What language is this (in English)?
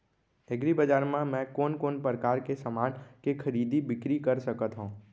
Chhattisgarhi